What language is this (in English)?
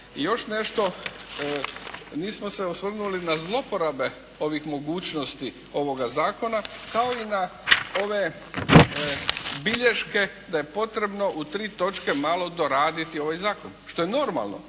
Croatian